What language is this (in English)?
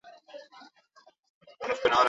Basque